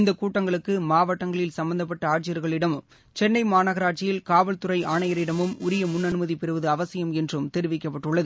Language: Tamil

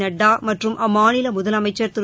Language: Tamil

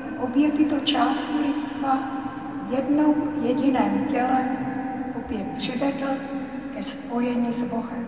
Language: Czech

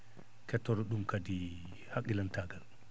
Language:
Fula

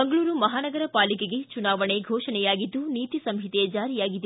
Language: Kannada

